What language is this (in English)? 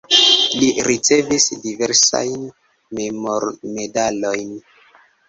Esperanto